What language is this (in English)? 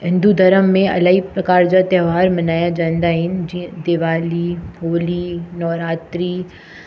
Sindhi